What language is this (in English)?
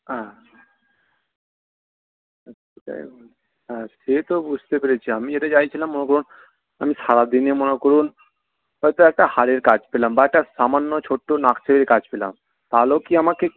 Bangla